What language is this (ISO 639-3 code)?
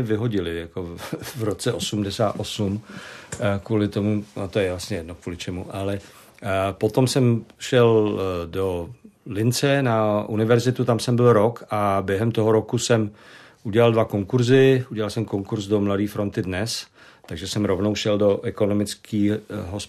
ces